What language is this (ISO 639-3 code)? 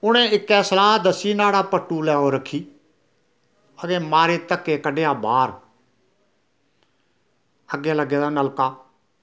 doi